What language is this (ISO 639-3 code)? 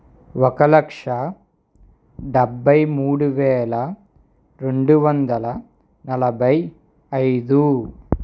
tel